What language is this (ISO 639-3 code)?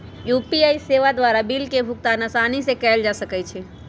mag